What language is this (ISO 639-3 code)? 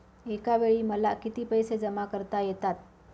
mar